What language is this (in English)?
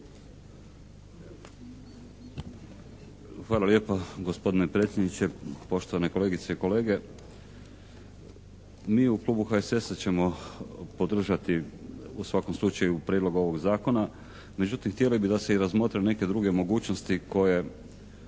Croatian